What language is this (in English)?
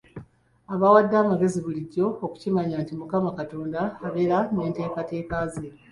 Ganda